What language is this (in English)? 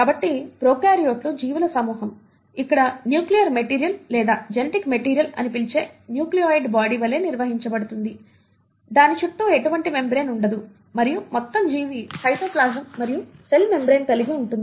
Telugu